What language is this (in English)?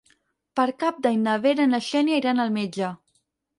Catalan